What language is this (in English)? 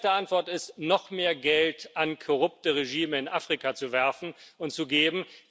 German